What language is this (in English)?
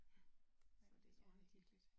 Danish